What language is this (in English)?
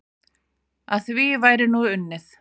Icelandic